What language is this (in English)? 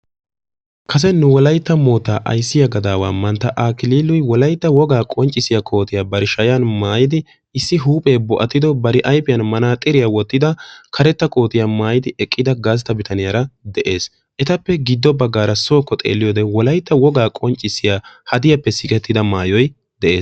Wolaytta